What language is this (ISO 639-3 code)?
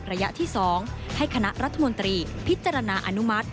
tha